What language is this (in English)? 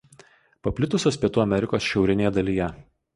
Lithuanian